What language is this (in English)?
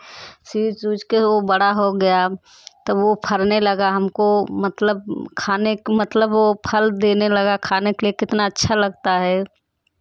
Hindi